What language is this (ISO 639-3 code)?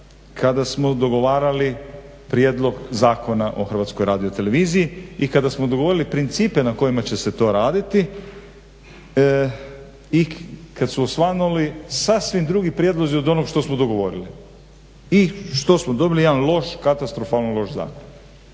hrv